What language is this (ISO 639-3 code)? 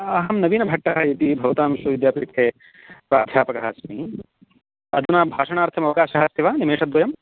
san